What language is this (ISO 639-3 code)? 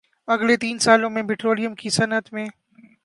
urd